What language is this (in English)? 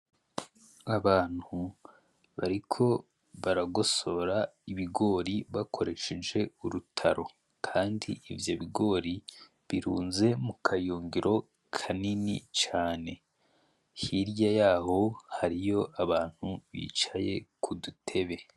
Rundi